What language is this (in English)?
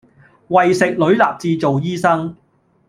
Cantonese